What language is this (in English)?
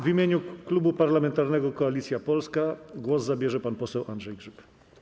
Polish